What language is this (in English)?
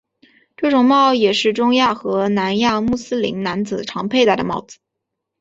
Chinese